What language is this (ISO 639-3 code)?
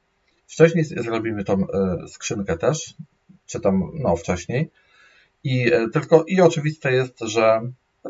pol